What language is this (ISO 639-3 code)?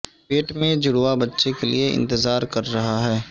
urd